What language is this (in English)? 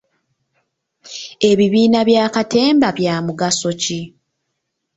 Ganda